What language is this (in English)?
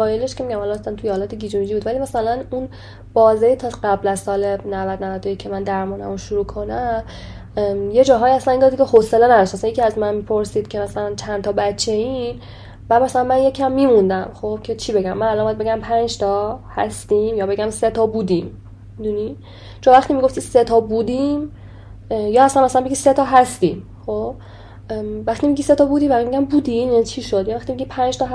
Persian